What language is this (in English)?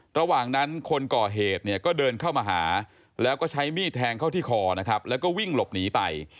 Thai